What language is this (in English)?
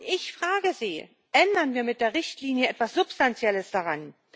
German